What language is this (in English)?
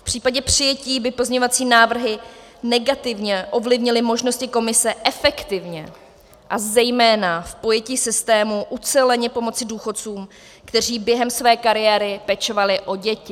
Czech